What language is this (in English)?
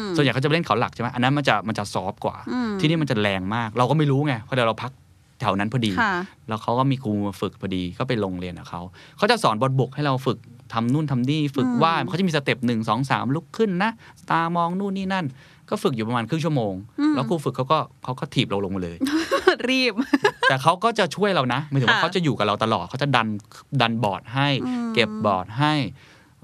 Thai